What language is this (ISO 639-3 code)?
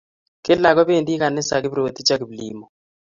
kln